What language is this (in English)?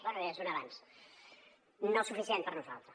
Catalan